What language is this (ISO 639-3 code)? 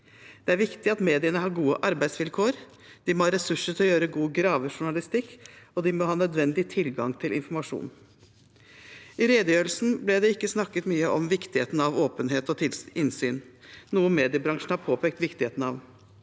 nor